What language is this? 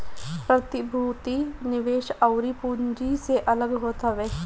Bhojpuri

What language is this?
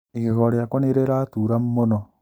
Kikuyu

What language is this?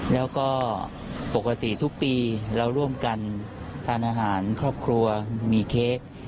Thai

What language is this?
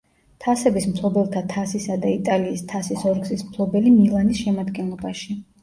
Georgian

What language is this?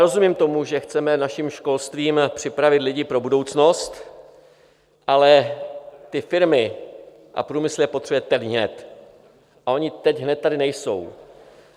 Czech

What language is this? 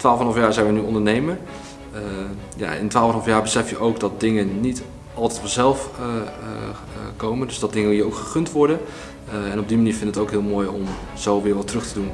Dutch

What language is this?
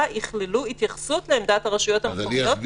Hebrew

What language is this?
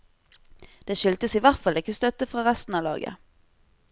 Norwegian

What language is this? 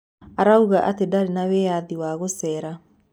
Kikuyu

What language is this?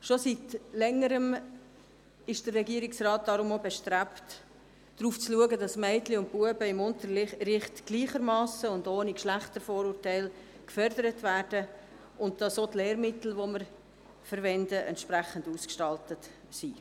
Swiss German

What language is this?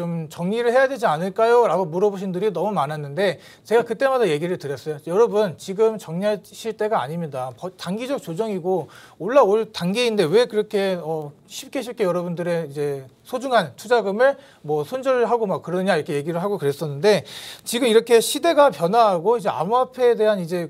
Korean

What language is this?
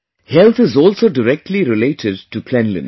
English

